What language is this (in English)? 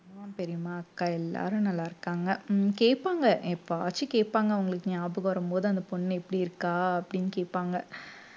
Tamil